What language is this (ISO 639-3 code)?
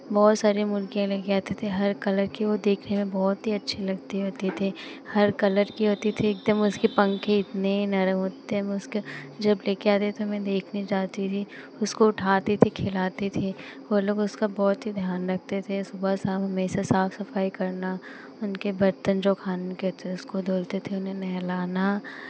hin